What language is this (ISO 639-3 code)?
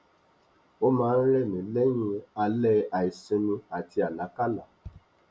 yor